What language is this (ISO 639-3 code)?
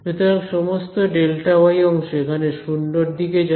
ben